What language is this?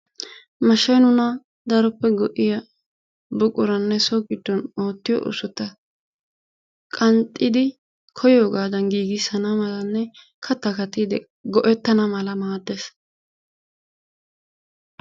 Wolaytta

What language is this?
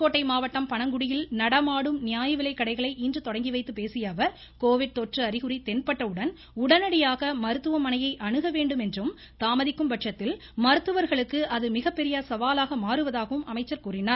Tamil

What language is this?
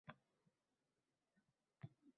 Uzbek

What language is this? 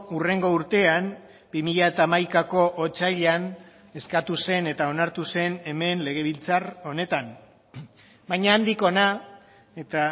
Basque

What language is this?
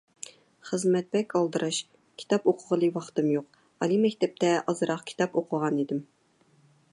Uyghur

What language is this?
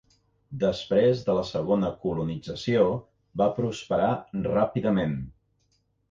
Catalan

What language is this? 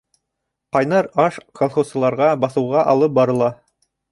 Bashkir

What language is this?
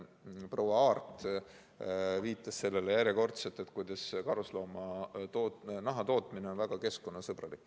Estonian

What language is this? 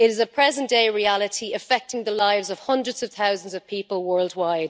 English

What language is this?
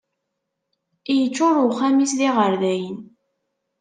Kabyle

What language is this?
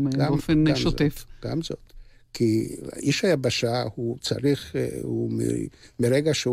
Hebrew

